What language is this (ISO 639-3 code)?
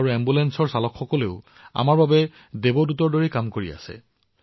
asm